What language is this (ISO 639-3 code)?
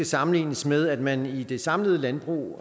dan